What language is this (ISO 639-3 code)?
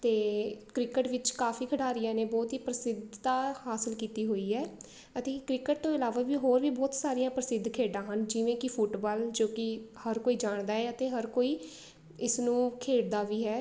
pan